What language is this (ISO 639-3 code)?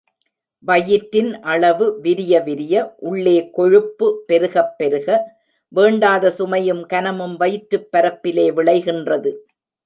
tam